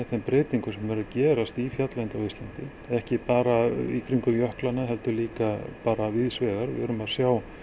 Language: Icelandic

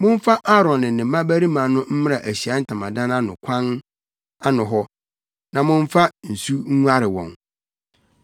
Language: Akan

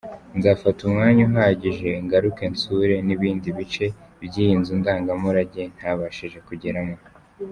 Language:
Kinyarwanda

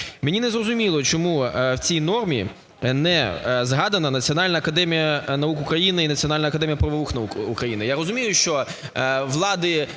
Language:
Ukrainian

